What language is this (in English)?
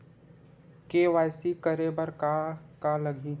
Chhattisgarhi